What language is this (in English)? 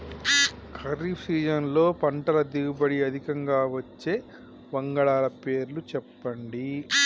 Telugu